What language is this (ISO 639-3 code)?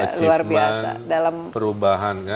ind